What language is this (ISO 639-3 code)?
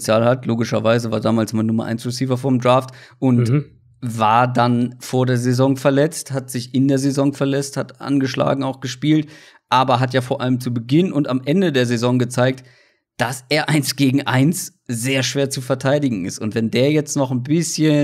deu